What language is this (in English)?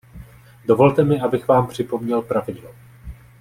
Czech